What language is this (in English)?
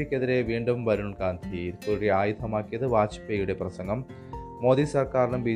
Malayalam